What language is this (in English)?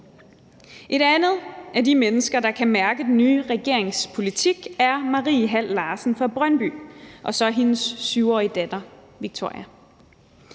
Danish